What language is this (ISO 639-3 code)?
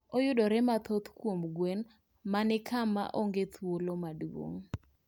luo